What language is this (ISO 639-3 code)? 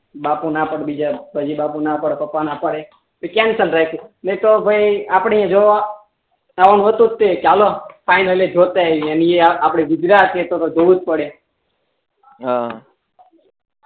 guj